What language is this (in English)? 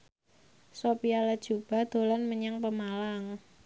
Javanese